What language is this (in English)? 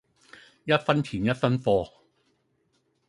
Cantonese